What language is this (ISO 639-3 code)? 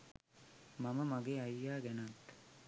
sin